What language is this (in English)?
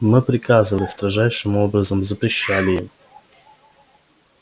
Russian